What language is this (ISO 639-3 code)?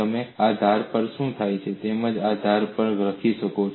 guj